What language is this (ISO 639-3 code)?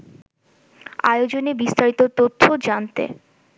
ben